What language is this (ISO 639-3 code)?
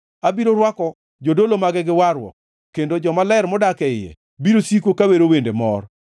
luo